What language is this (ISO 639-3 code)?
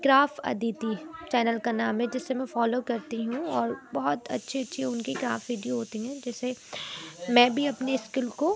urd